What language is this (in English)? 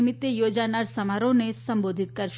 Gujarati